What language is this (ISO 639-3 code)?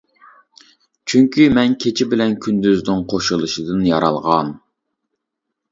uig